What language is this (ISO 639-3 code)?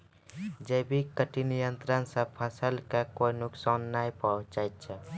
mai